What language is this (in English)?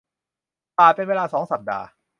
Thai